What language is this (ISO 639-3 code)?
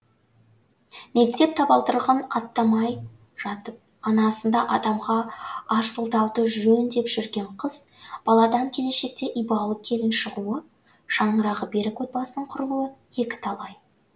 kaz